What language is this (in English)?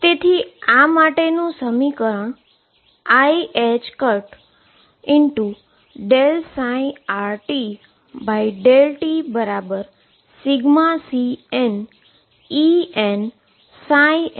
Gujarati